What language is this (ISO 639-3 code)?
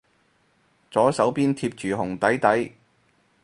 yue